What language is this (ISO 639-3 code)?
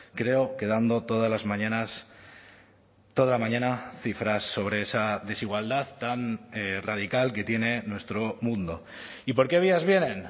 spa